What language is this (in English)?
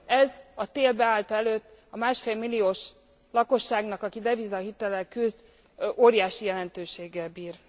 Hungarian